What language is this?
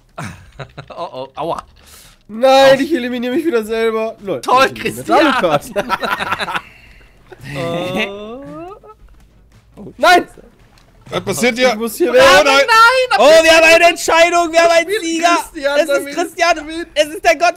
German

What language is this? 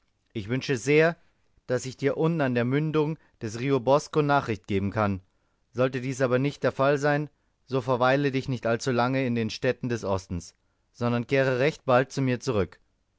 German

